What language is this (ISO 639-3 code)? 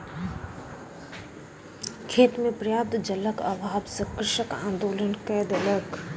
mai